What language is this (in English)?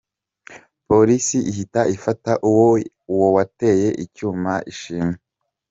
Kinyarwanda